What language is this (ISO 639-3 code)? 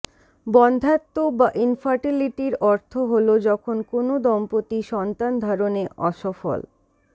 ben